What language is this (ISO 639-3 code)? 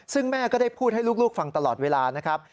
tha